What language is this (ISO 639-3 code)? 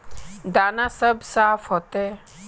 mag